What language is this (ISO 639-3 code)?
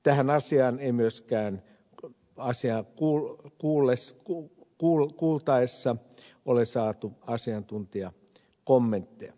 fin